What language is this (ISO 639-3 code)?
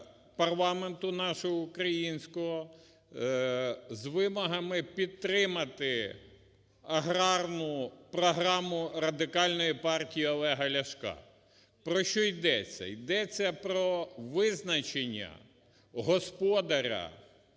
ukr